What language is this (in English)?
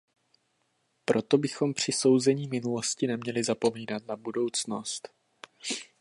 Czech